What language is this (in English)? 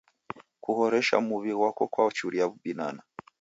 Taita